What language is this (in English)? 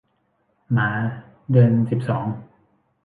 Thai